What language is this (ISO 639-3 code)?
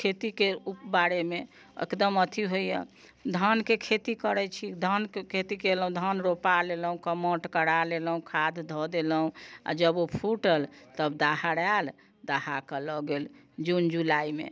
mai